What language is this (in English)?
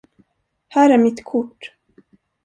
Swedish